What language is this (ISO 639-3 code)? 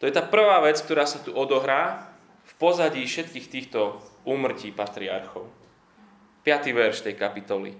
slk